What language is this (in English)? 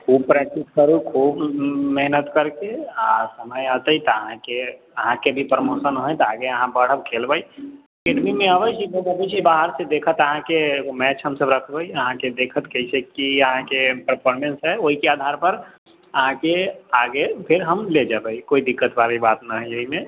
Maithili